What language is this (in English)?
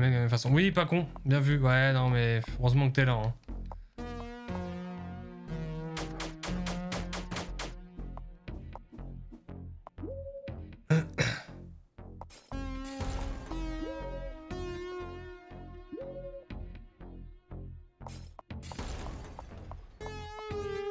French